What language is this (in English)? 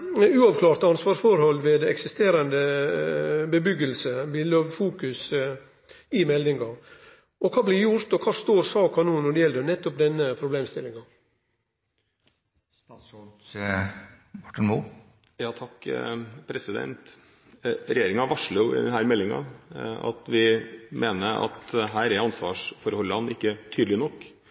Norwegian